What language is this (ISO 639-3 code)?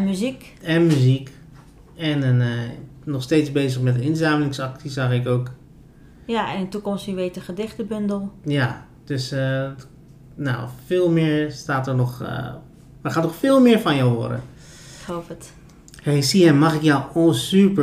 nld